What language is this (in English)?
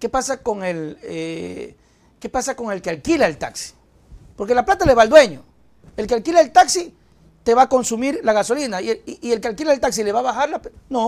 Spanish